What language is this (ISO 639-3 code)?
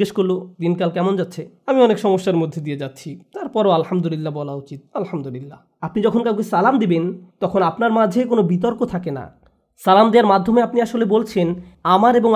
ben